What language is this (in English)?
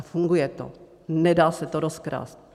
Czech